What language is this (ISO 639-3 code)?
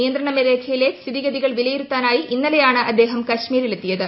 mal